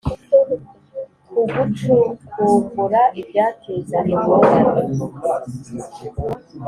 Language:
Kinyarwanda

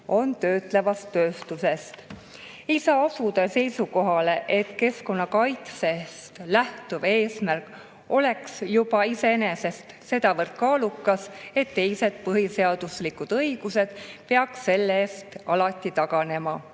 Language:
Estonian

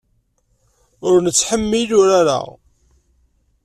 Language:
Kabyle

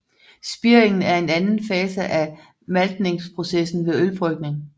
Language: Danish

